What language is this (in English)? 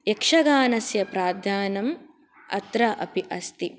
Sanskrit